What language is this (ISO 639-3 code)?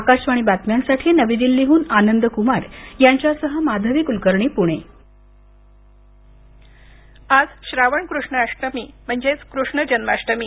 mar